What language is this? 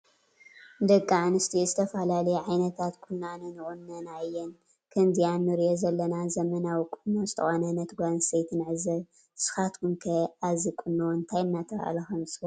Tigrinya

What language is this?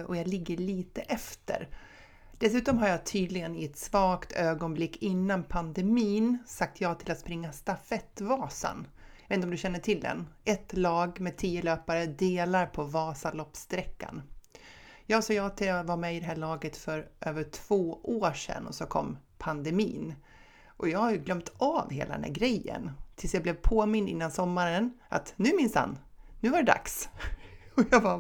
Swedish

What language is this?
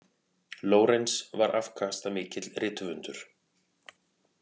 Icelandic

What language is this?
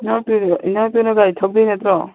Manipuri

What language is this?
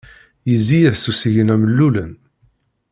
Kabyle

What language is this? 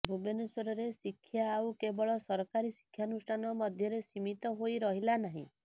Odia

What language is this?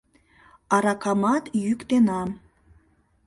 Mari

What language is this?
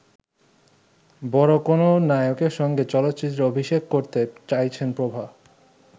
Bangla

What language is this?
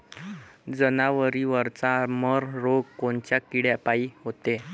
Marathi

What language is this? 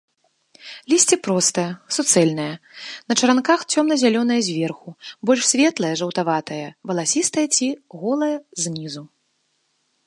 Belarusian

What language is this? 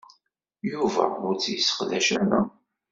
Kabyle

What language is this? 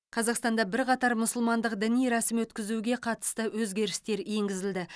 Kazakh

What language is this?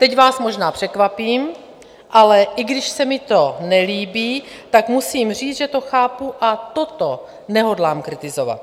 Czech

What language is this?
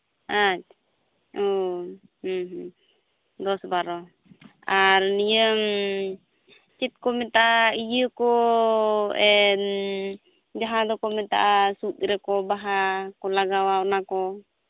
Santali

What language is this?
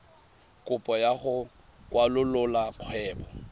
Tswana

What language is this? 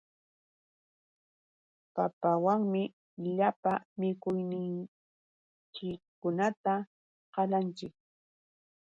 Yauyos Quechua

